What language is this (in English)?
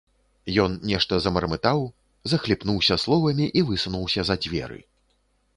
Belarusian